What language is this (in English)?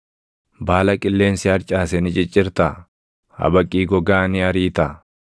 Oromo